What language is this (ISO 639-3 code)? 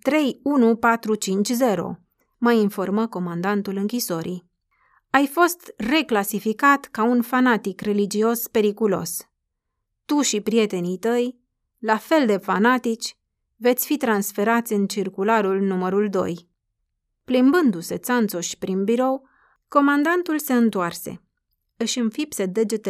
ron